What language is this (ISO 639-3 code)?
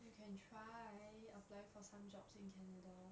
eng